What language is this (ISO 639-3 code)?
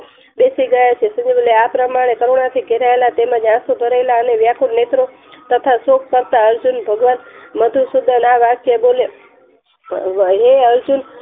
guj